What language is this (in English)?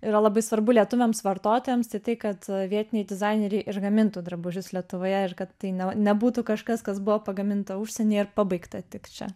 Lithuanian